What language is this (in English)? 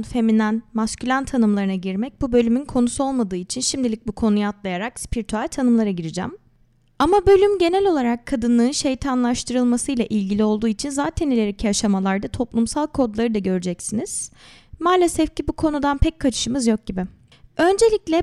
Turkish